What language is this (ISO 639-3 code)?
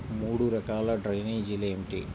tel